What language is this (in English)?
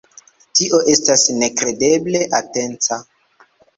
Esperanto